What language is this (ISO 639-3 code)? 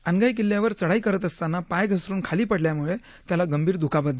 mar